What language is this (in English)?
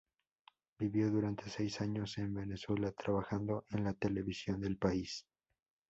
Spanish